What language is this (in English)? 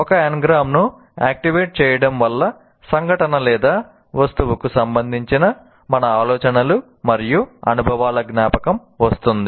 Telugu